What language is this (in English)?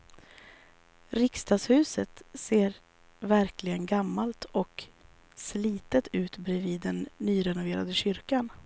Swedish